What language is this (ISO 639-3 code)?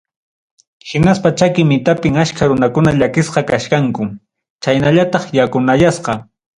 quy